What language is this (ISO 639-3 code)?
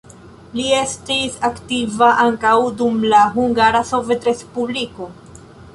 epo